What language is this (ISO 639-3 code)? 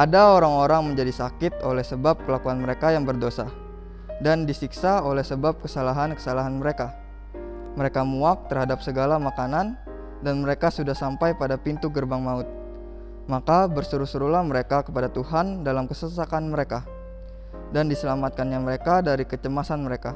ind